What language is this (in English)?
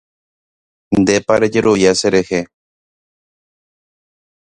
Guarani